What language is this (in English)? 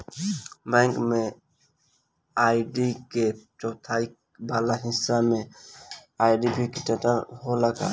Bhojpuri